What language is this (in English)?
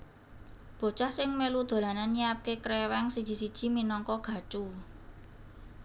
Javanese